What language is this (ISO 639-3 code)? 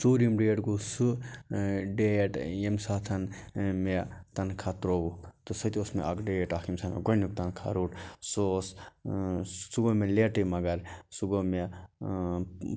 kas